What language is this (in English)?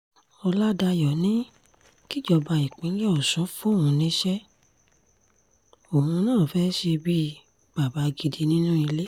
Yoruba